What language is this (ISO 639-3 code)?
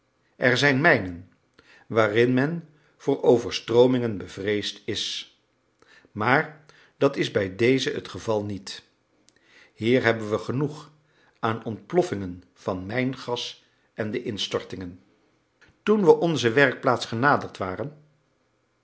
nld